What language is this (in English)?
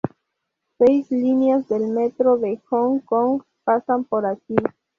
Spanish